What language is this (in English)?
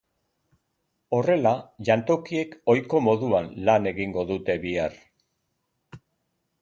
Basque